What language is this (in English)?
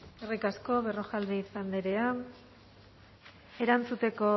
Basque